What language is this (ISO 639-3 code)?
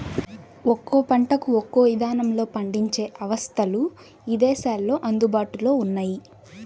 tel